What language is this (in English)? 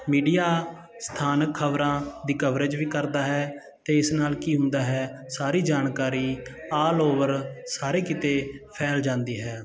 Punjabi